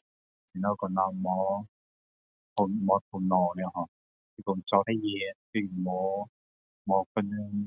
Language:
Min Dong Chinese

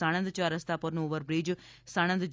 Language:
Gujarati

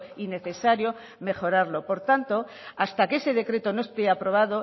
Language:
Spanish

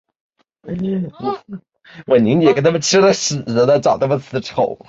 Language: Chinese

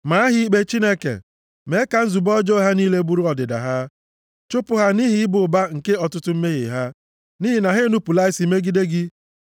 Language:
Igbo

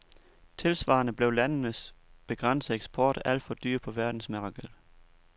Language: Danish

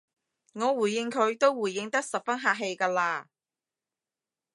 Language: Cantonese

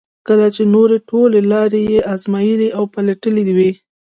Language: Pashto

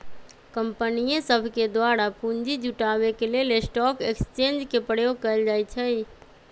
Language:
Magahi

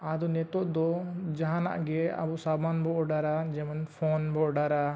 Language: Santali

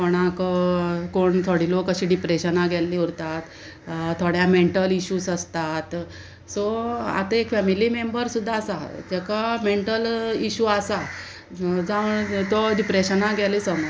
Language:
Konkani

